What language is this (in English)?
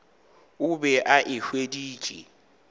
Northern Sotho